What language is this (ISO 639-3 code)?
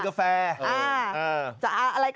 tha